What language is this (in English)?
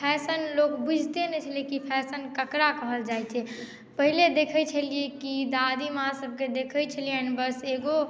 Maithili